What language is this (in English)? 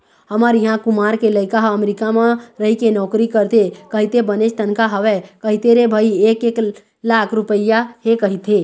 Chhattisgarhi